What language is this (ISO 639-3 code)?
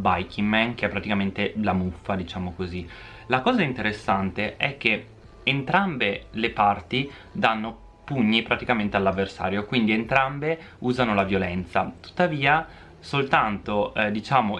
ita